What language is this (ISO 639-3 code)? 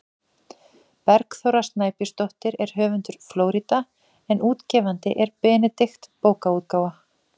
isl